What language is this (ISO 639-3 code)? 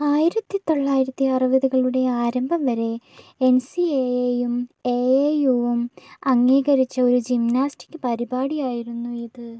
mal